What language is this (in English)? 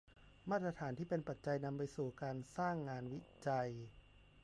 Thai